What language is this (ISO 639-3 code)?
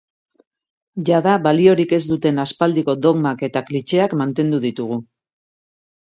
eus